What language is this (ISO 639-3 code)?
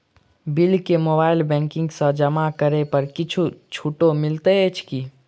mai